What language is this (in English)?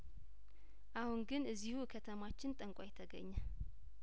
Amharic